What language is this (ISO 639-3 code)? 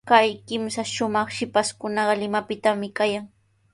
qws